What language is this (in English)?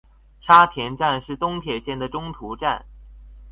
Chinese